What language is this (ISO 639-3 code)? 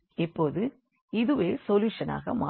tam